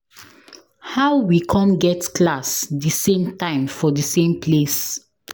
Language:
Nigerian Pidgin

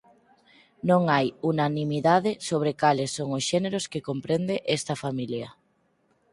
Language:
Galician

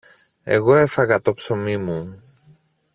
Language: Greek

